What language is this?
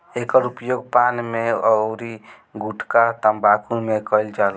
Bhojpuri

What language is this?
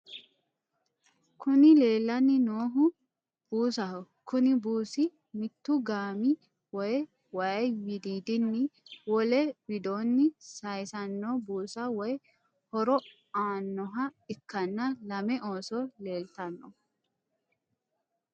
Sidamo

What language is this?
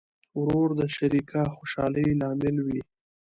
Pashto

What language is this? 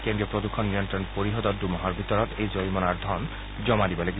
Assamese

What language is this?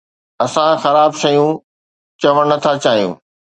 Sindhi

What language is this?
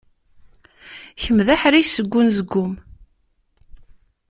Kabyle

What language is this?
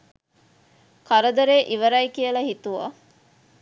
Sinhala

